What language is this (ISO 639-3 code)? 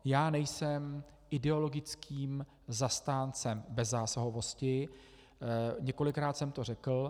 ces